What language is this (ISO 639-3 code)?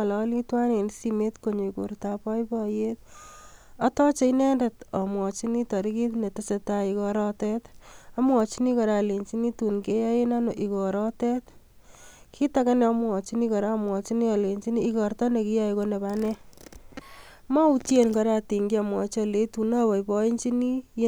kln